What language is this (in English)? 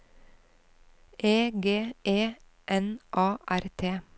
Norwegian